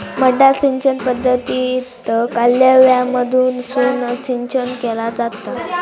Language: Marathi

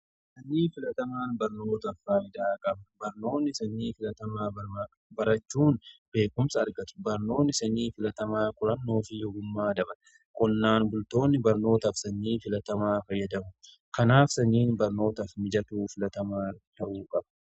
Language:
Oromo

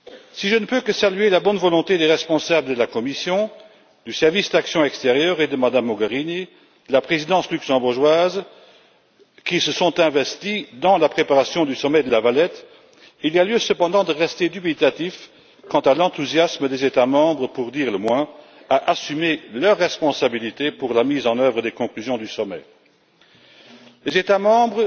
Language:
French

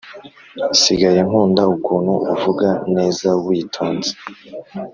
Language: Kinyarwanda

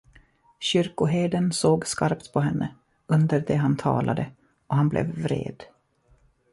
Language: Swedish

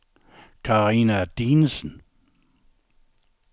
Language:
Danish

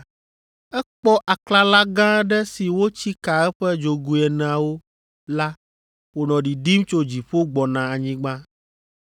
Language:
Ewe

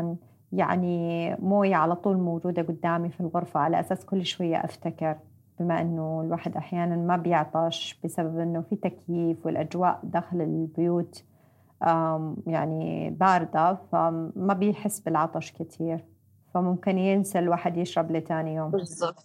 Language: Arabic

